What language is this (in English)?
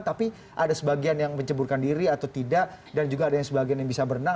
Indonesian